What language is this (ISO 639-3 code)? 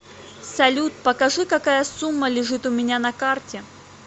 rus